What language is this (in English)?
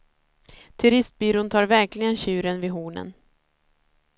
Swedish